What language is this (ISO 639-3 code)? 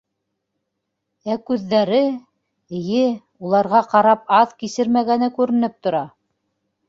bak